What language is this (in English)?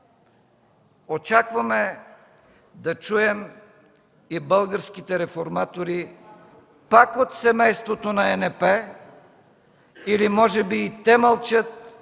Bulgarian